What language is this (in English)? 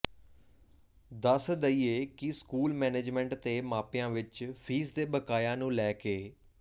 Punjabi